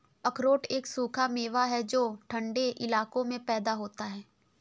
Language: Hindi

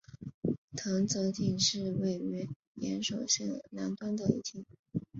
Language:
Chinese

